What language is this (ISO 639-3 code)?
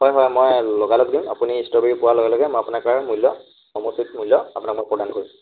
asm